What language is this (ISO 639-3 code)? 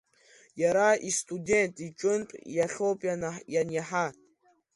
abk